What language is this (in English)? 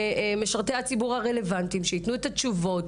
Hebrew